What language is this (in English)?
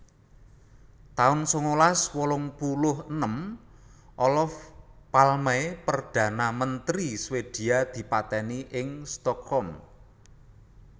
Javanese